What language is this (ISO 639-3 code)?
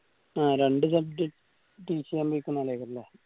mal